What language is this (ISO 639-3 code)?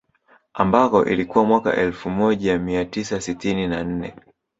swa